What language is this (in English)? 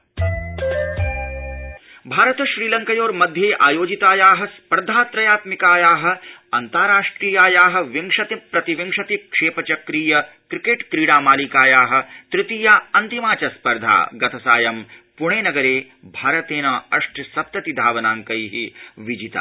Sanskrit